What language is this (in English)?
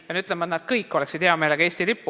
Estonian